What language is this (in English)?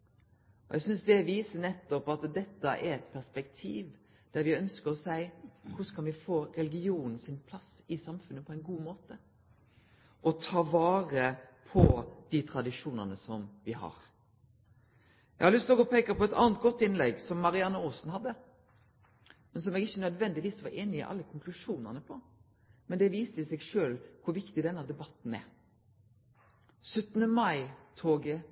Norwegian Nynorsk